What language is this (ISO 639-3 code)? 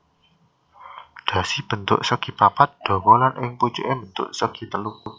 jav